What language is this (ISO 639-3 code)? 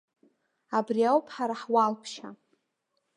abk